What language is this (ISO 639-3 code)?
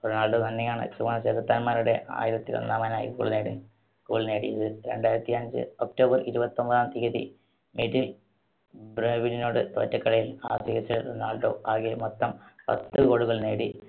mal